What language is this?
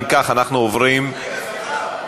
Hebrew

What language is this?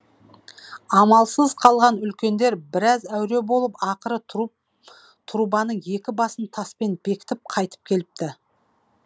Kazakh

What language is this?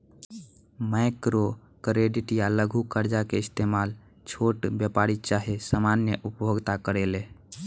Bhojpuri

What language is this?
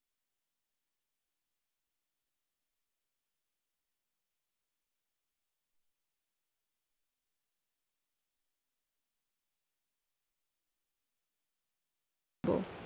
Bangla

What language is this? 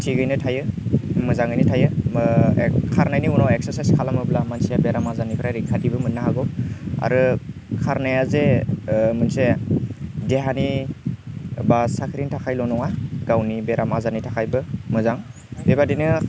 Bodo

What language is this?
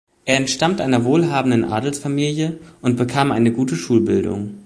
German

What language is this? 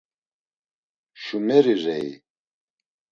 Laz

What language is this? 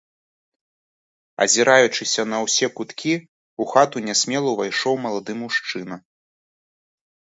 Belarusian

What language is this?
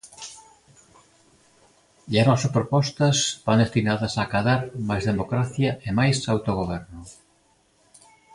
Galician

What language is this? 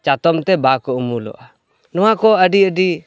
Santali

